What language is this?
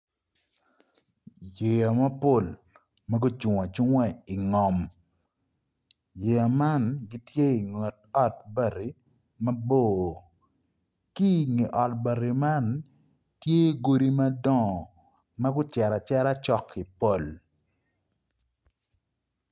Acoli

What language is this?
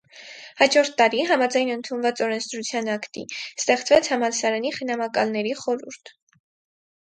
Armenian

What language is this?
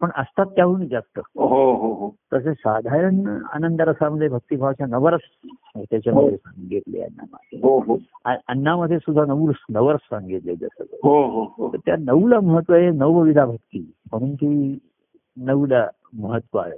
Marathi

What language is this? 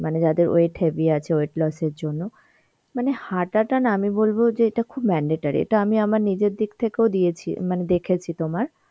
Bangla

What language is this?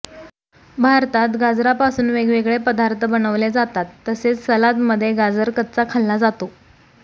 Marathi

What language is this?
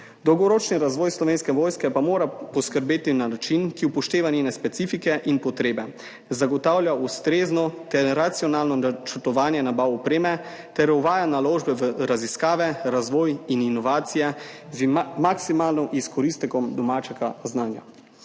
Slovenian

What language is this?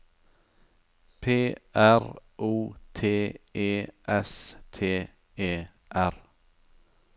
Norwegian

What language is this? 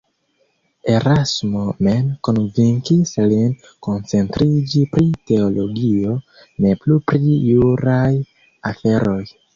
Esperanto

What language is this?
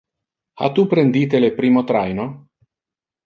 Interlingua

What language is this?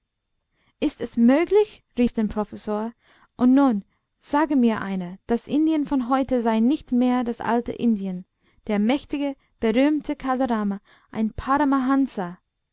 German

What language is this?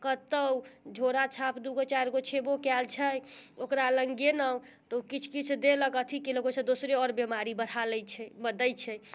Maithili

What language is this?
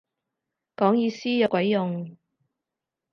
Cantonese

